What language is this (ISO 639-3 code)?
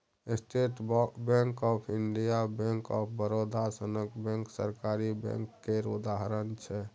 mai